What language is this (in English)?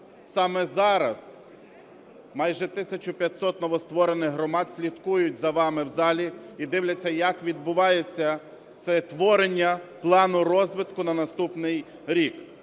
Ukrainian